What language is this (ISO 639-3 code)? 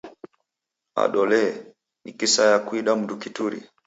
dav